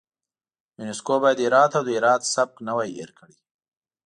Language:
Pashto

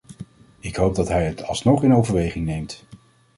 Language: Dutch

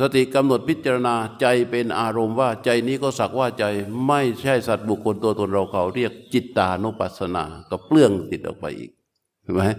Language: Thai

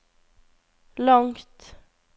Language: Norwegian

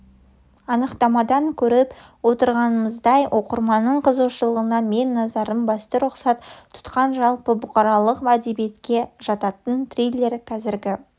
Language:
Kazakh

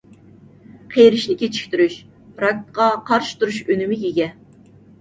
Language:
Uyghur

